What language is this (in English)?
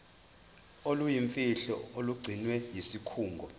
Zulu